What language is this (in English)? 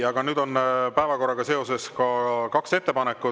Estonian